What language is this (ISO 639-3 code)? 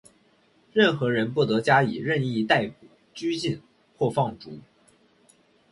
zho